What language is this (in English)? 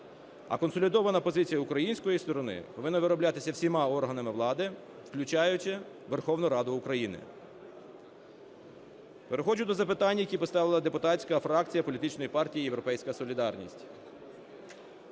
Ukrainian